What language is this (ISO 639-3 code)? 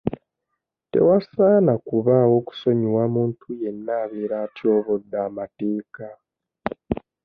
lug